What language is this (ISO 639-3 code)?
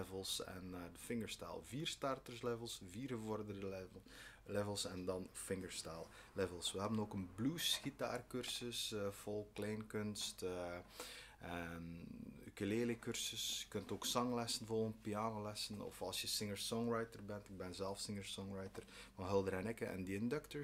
nld